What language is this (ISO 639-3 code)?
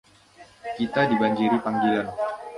ind